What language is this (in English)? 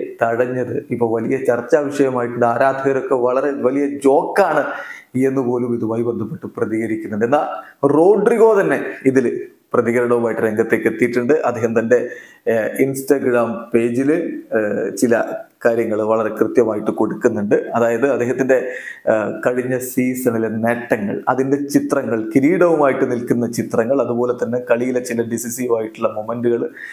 Malayalam